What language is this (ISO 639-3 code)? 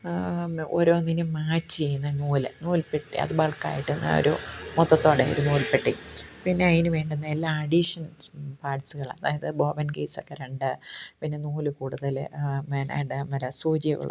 mal